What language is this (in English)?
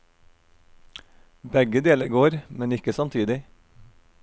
Norwegian